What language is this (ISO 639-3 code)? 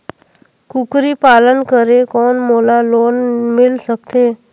hne